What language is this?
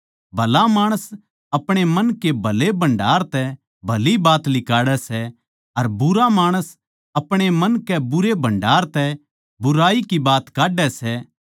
Haryanvi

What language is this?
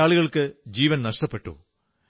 Malayalam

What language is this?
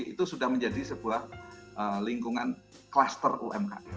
Indonesian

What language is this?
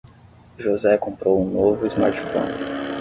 Portuguese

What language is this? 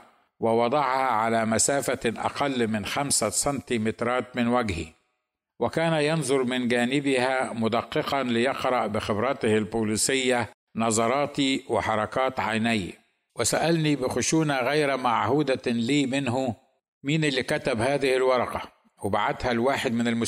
Arabic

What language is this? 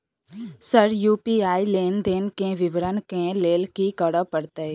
Maithili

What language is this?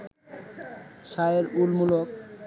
Bangla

